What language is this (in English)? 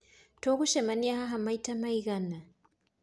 Kikuyu